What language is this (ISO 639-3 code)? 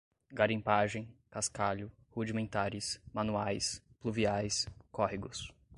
por